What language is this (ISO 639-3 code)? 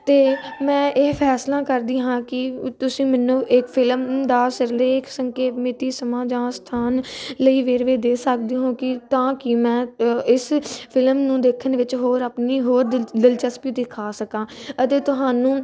pan